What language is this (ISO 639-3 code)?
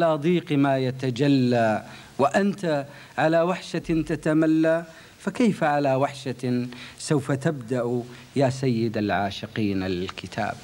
ara